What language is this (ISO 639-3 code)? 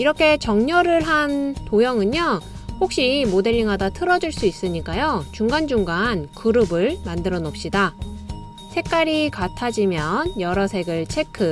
kor